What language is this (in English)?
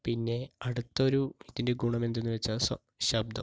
Malayalam